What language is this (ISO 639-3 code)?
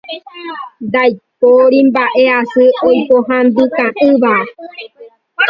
grn